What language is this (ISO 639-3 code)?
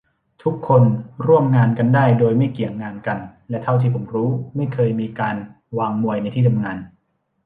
tha